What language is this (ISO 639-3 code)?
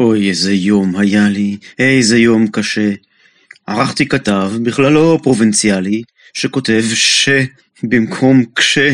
heb